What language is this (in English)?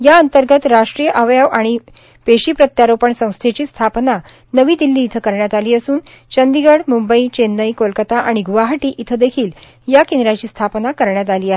Marathi